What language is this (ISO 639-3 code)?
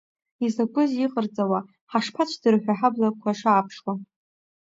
abk